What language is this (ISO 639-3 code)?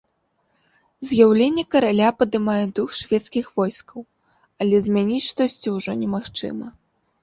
bel